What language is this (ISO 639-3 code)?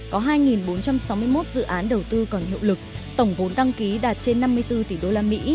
vie